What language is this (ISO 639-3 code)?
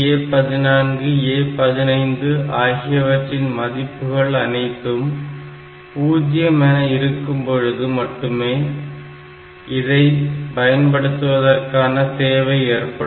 tam